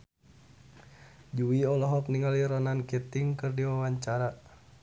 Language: Sundanese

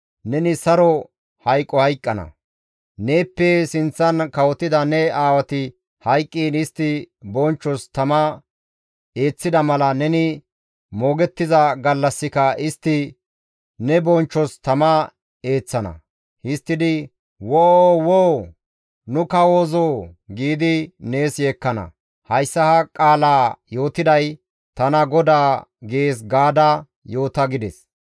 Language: Gamo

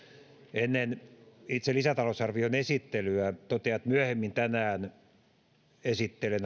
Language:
Finnish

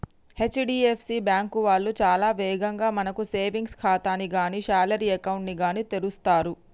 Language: Telugu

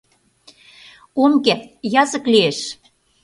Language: Mari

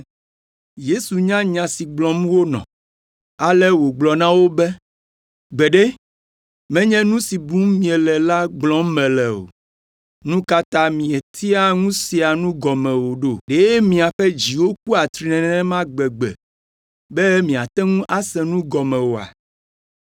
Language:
Ewe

